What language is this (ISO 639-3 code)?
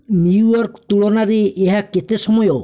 ori